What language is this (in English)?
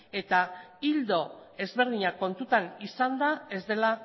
Basque